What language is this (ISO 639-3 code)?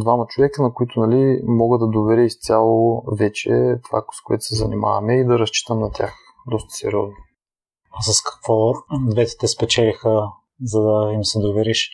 bul